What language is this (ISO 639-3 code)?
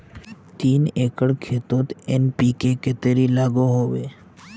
mag